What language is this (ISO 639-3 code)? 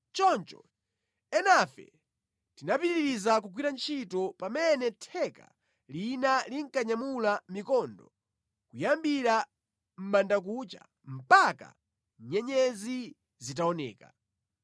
nya